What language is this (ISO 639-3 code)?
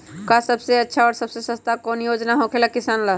mag